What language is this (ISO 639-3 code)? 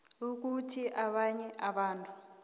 nbl